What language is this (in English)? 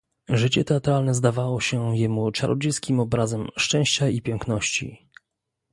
Polish